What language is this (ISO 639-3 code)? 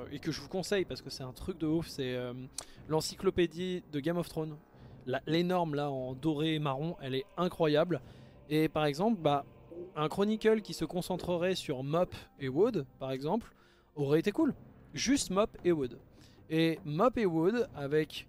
fra